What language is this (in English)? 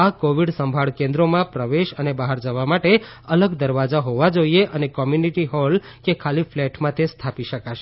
Gujarati